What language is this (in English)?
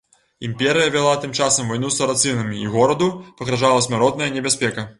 Belarusian